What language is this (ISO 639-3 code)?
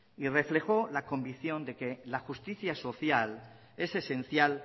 spa